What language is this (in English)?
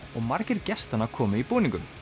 Icelandic